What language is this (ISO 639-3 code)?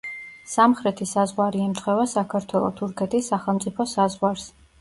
kat